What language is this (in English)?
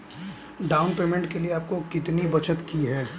Hindi